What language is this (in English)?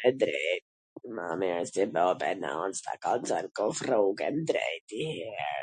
Gheg Albanian